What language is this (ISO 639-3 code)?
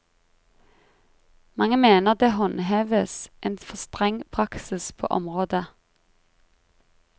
nor